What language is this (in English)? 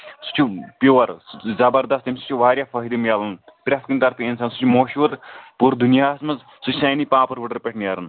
Kashmiri